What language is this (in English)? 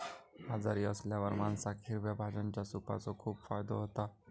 Marathi